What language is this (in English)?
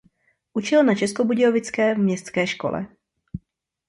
Czech